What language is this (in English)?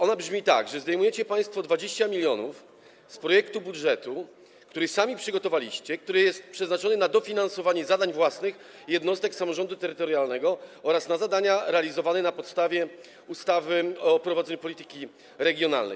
Polish